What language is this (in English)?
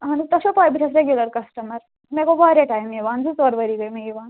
Kashmiri